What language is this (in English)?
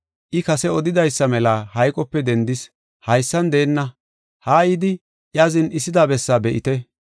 Gofa